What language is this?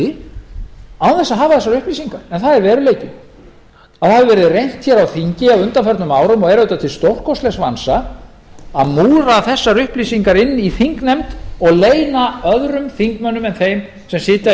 Icelandic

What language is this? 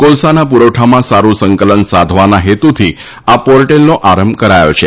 Gujarati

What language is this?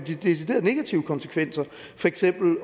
Danish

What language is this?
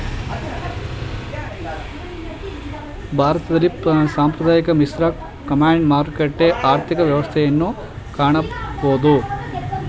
Kannada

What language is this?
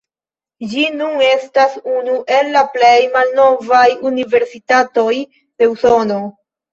Esperanto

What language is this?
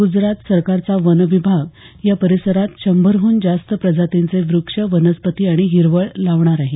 Marathi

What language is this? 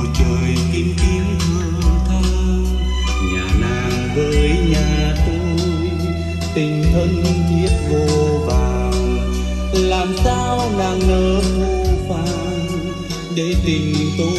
Vietnamese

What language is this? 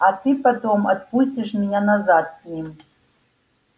Russian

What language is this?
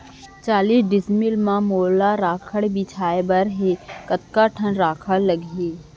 Chhattisgarhi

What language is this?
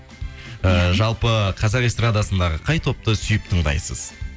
Kazakh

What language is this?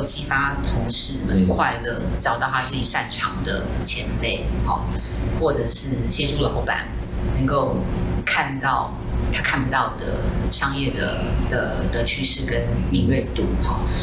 Chinese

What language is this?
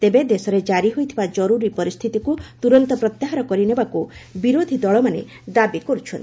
Odia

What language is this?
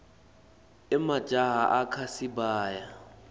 Swati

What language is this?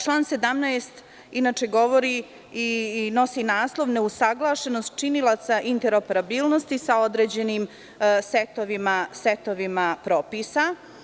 Serbian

